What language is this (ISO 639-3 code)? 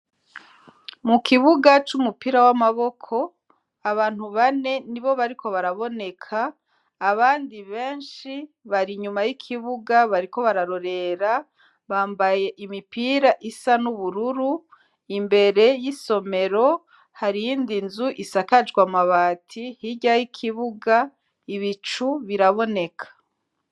run